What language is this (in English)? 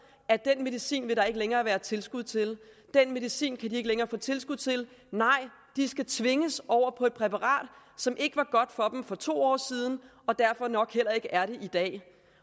Danish